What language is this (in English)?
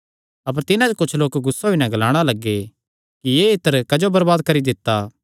Kangri